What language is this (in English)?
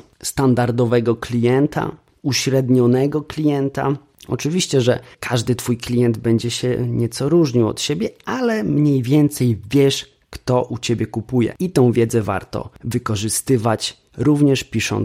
Polish